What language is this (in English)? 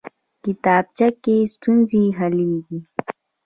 Pashto